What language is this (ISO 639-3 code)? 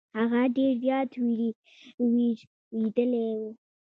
pus